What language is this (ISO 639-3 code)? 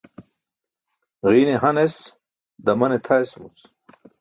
bsk